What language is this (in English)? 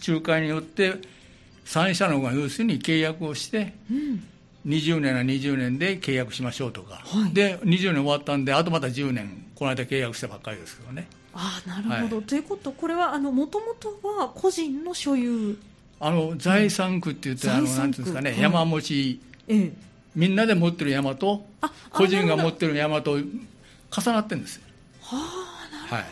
Japanese